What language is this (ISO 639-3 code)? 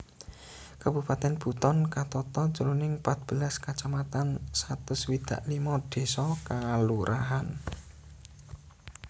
jav